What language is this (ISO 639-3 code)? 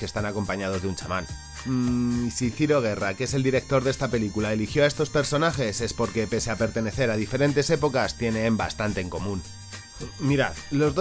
spa